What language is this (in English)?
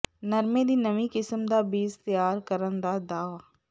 Punjabi